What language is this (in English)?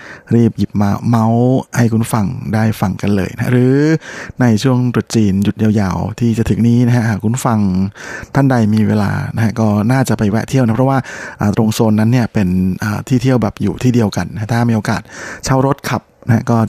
Thai